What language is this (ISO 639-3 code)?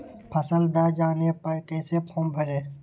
mag